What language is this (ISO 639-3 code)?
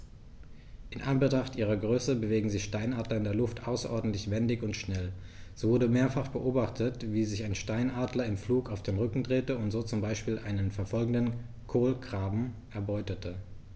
deu